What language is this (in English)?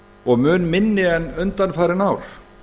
Icelandic